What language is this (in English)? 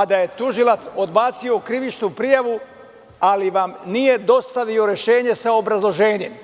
Serbian